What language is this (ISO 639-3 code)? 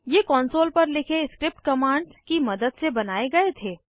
hin